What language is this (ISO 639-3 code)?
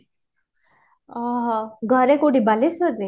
ori